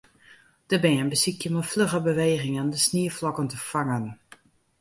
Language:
Western Frisian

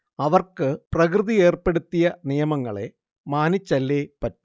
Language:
Malayalam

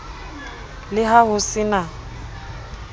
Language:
Southern Sotho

